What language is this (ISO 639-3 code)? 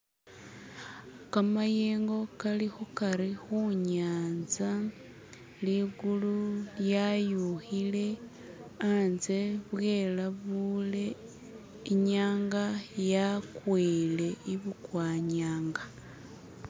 myx